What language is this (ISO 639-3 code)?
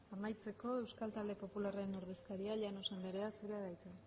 eus